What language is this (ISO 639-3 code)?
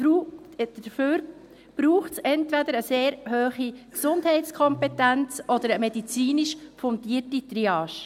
gsw